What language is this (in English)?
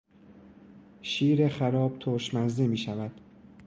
Persian